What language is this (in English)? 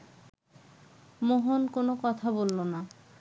Bangla